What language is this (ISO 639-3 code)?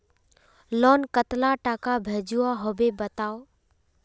mag